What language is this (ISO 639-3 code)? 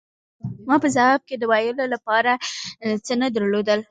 pus